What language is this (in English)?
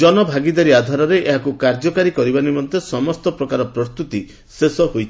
Odia